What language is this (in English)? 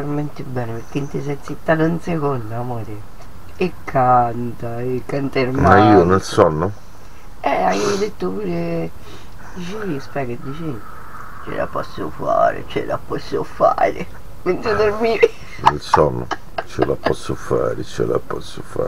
Italian